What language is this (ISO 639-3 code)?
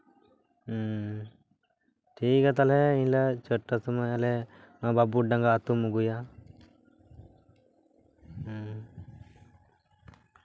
sat